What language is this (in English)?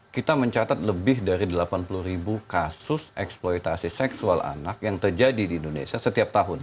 Indonesian